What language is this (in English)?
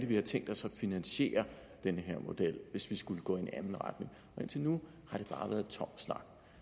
Danish